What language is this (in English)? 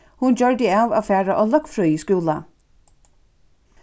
Faroese